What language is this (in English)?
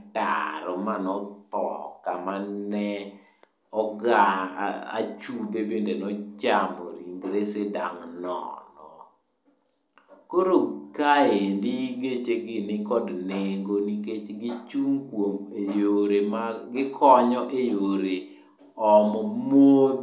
Luo (Kenya and Tanzania)